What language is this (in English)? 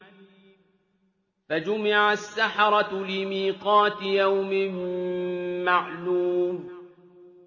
Arabic